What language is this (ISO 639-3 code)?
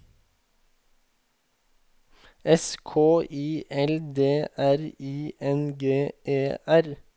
nor